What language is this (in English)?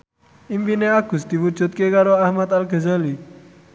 Javanese